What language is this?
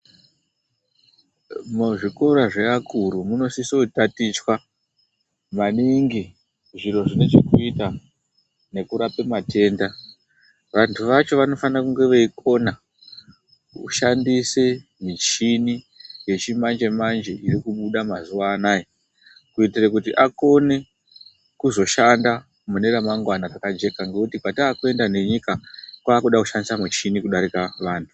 Ndau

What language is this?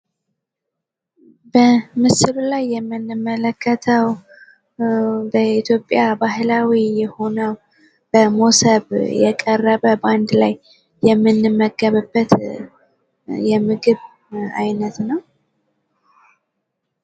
Amharic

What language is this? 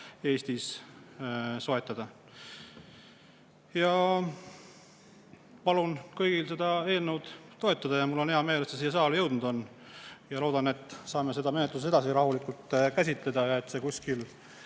Estonian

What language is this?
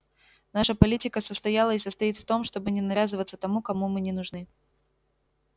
Russian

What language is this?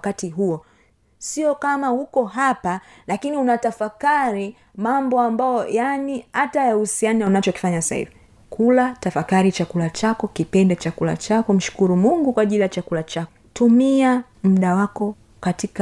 Swahili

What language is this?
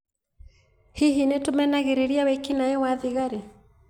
Kikuyu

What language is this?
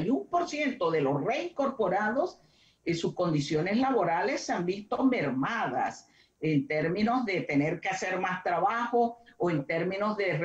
Spanish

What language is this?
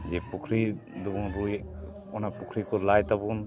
Santali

